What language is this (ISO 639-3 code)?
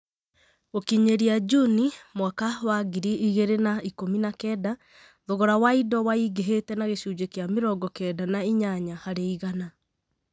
kik